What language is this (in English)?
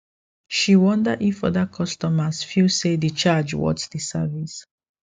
Nigerian Pidgin